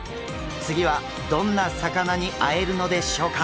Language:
Japanese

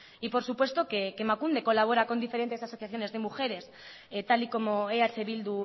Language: Spanish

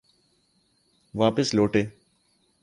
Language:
Urdu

